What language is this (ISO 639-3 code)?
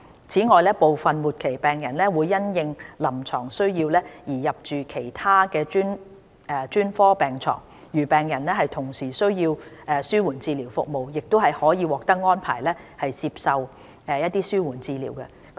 yue